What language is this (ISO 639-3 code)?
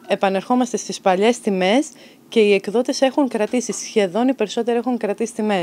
ell